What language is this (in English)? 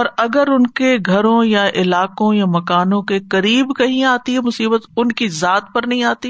Urdu